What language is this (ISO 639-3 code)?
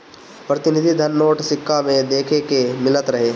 bho